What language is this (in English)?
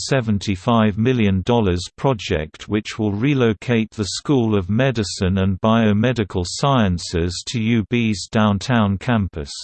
English